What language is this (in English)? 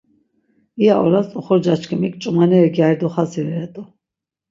Laz